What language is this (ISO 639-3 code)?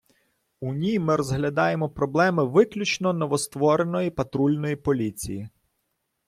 ukr